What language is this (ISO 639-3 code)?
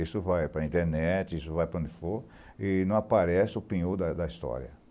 por